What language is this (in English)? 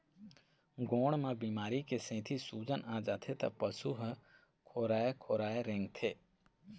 Chhattisgarhi